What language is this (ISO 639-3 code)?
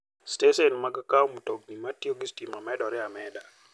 luo